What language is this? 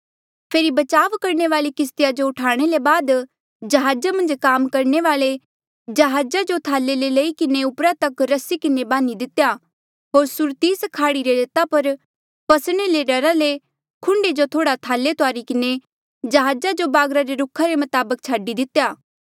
Mandeali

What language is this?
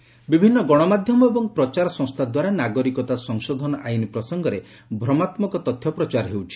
Odia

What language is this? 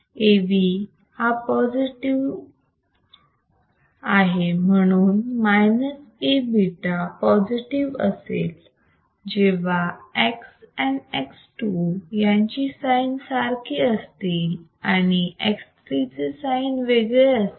Marathi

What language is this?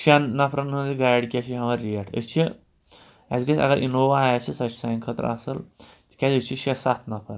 Kashmiri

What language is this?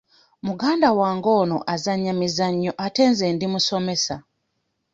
Ganda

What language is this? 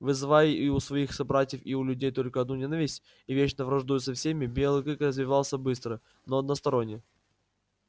Russian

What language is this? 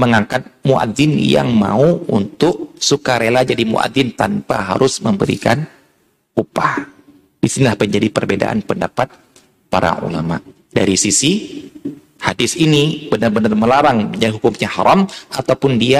Indonesian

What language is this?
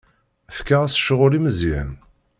Kabyle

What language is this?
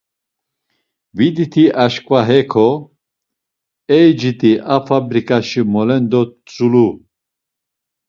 Laz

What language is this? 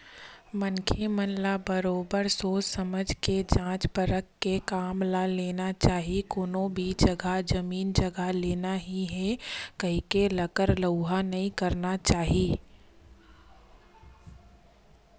Chhattisgarhi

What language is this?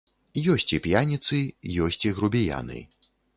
Belarusian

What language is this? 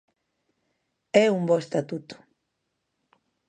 Galician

